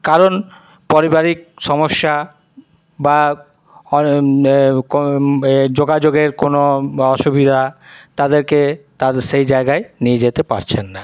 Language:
Bangla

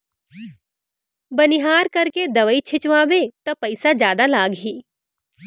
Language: Chhattisgarhi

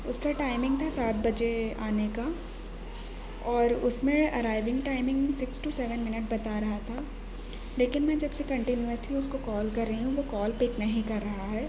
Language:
Urdu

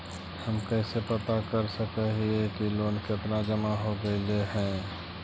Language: Magahi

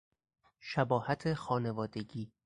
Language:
Persian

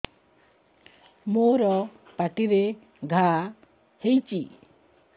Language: Odia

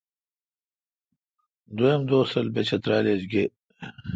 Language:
Kalkoti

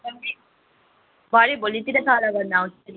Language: Nepali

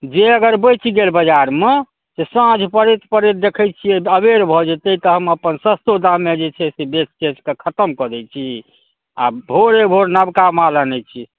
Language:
Maithili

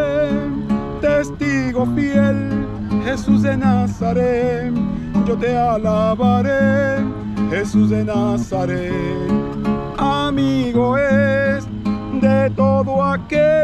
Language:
Spanish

